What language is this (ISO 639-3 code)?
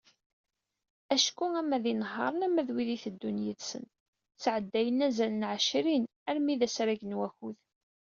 kab